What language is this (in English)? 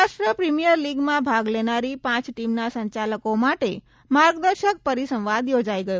Gujarati